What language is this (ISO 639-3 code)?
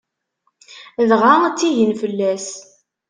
kab